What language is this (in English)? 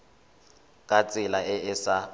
Tswana